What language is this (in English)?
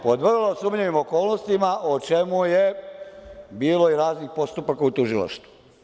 Serbian